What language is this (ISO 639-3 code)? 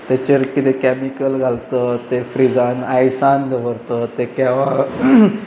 kok